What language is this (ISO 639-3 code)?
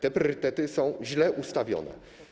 pol